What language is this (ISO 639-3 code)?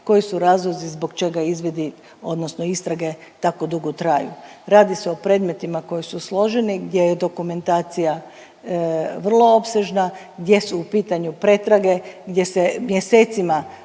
hrv